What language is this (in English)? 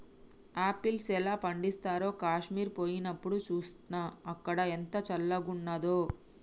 Telugu